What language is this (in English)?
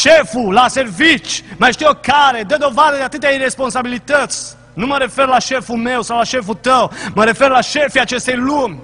Romanian